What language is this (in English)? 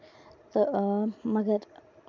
Kashmiri